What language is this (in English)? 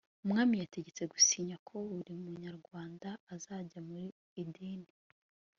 Kinyarwanda